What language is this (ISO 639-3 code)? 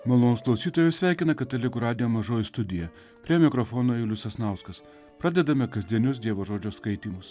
lit